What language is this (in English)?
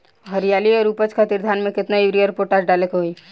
Bhojpuri